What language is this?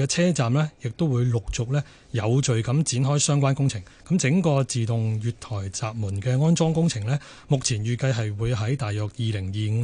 Chinese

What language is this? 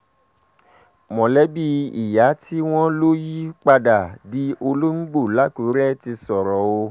Yoruba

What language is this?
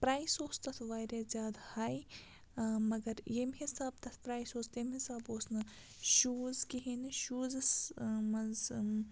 Kashmiri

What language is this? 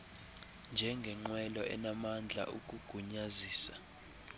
Xhosa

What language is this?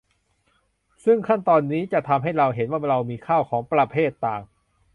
Thai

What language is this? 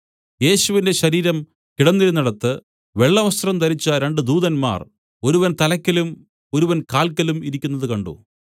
Malayalam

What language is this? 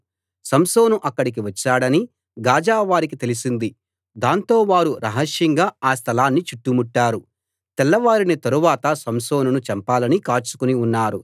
Telugu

